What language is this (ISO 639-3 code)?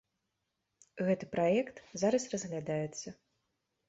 bel